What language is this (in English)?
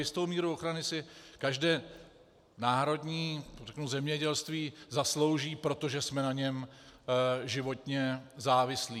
Czech